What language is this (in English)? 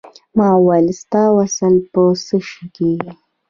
Pashto